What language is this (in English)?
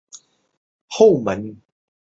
Chinese